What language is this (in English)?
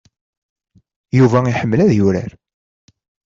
Kabyle